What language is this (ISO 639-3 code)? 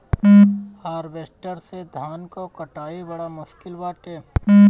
bho